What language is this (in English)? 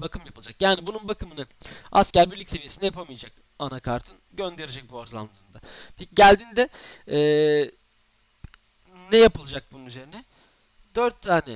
Turkish